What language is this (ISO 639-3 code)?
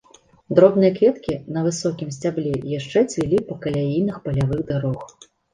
bel